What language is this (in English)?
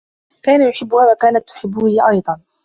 Arabic